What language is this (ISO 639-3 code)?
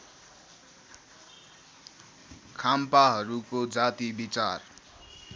nep